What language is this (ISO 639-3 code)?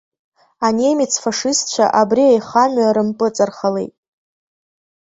abk